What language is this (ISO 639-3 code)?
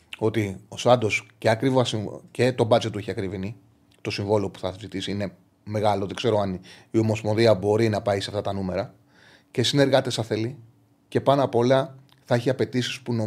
ell